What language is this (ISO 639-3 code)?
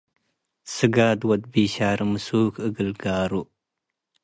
tig